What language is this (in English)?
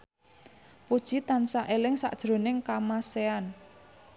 Javanese